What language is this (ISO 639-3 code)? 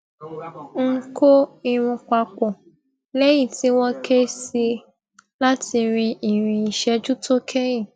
yor